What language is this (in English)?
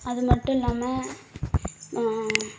Tamil